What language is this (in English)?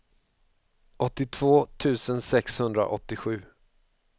Swedish